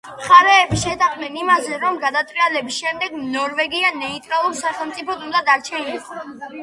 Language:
Georgian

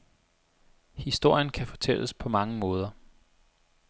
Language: Danish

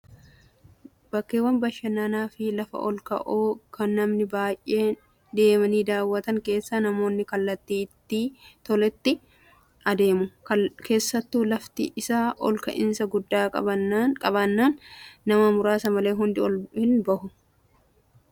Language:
Oromo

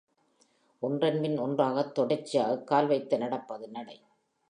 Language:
Tamil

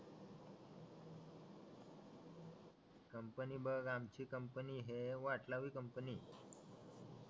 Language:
Marathi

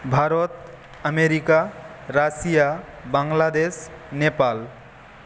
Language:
Bangla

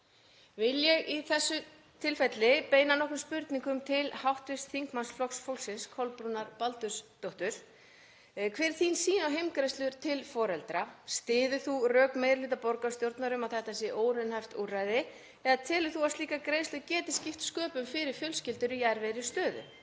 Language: Icelandic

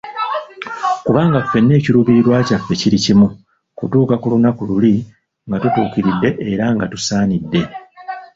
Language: Ganda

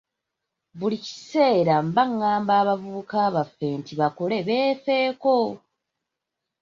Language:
Ganda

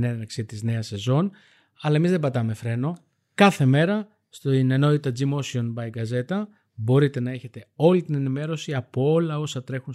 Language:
Greek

